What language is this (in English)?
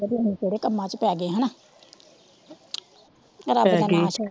Punjabi